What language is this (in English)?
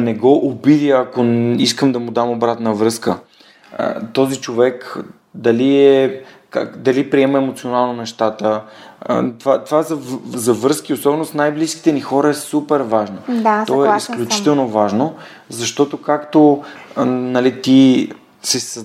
Bulgarian